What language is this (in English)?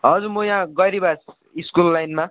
Nepali